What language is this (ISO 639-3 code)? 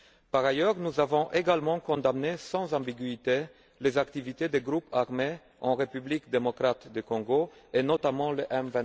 fra